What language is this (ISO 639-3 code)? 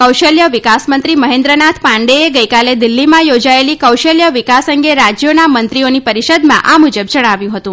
guj